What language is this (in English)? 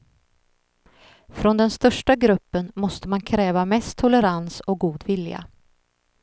Swedish